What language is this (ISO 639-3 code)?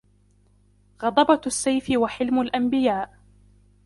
ara